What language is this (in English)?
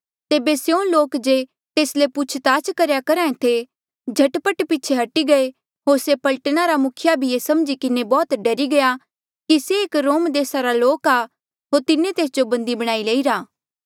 Mandeali